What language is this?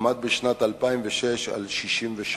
Hebrew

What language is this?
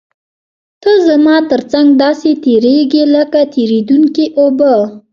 Pashto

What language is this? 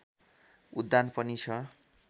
Nepali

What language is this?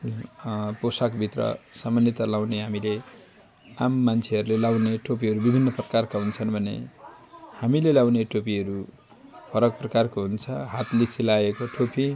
Nepali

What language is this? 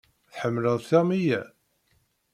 Kabyle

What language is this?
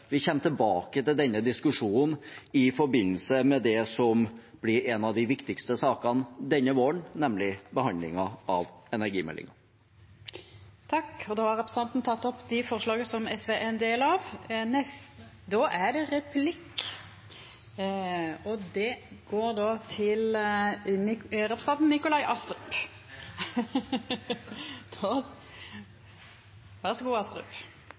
Norwegian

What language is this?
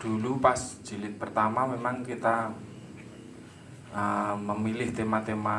Indonesian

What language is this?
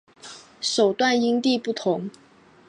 Chinese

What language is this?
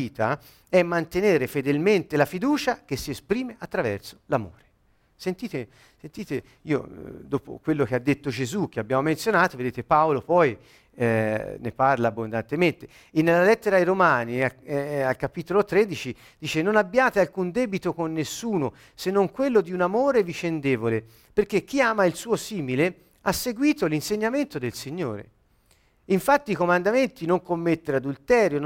Italian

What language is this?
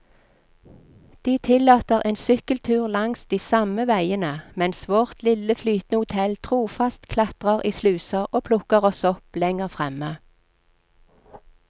Norwegian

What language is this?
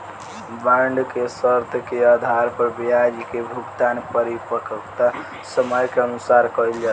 Bhojpuri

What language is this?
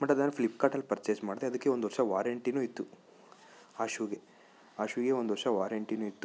Kannada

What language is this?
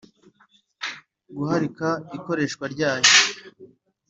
Kinyarwanda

